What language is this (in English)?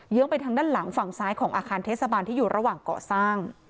Thai